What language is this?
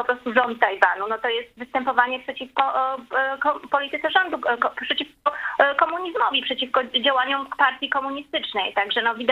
Polish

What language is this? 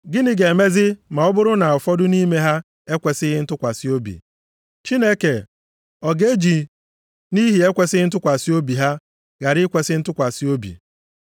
Igbo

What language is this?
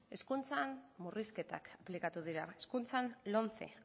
Basque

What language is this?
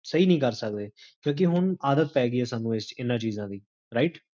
Punjabi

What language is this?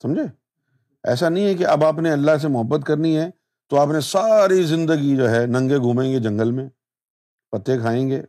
Urdu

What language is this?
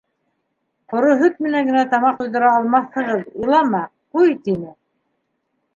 Bashkir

